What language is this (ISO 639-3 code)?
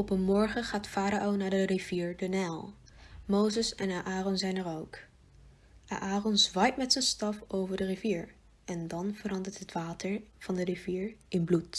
nld